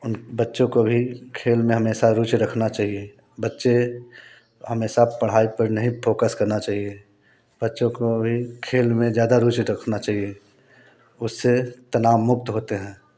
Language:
Hindi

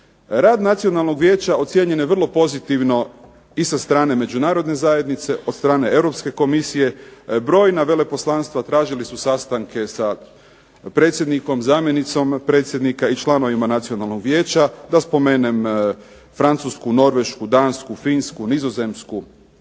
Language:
Croatian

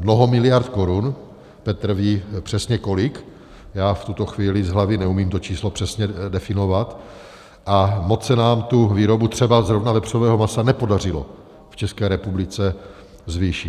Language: Czech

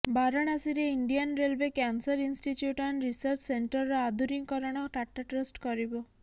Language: Odia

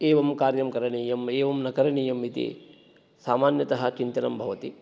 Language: Sanskrit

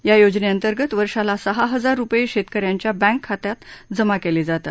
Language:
Marathi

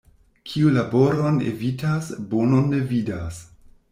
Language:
Esperanto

